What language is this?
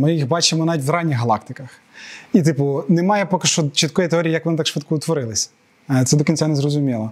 Ukrainian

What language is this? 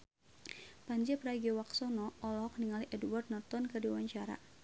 Sundanese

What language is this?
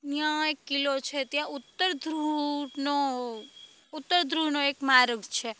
Gujarati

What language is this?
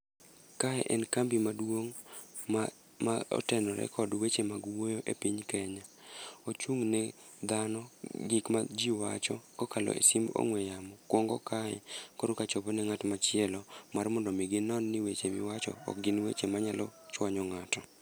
Luo (Kenya and Tanzania)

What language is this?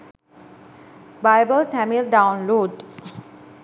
Sinhala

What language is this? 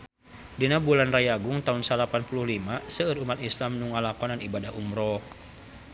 Sundanese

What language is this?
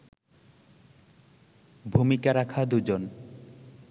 Bangla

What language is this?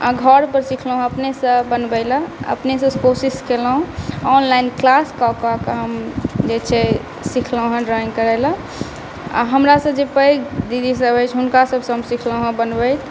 Maithili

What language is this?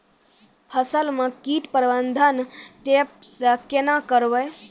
Maithili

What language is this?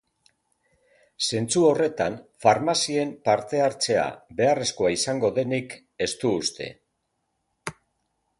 Basque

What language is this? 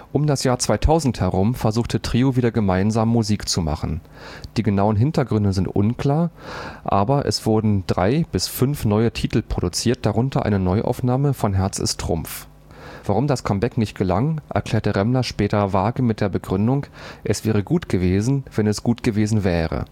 German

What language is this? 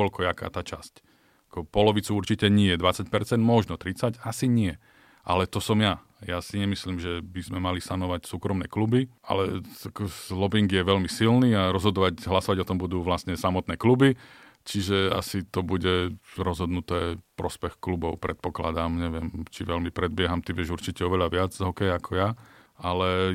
Slovak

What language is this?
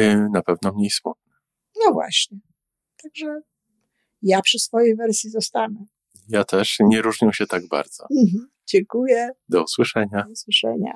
Polish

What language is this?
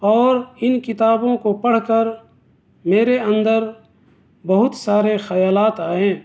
Urdu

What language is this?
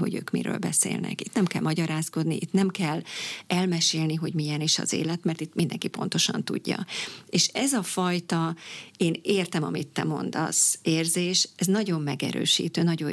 Hungarian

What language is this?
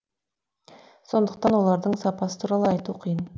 Kazakh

